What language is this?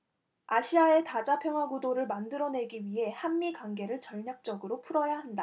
Korean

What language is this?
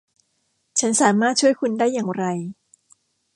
Thai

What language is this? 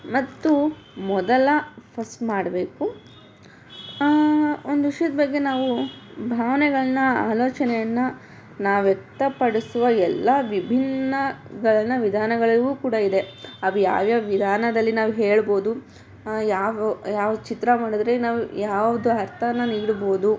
Kannada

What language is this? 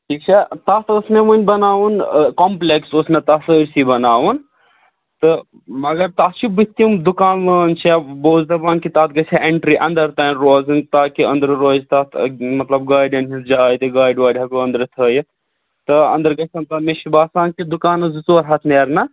Kashmiri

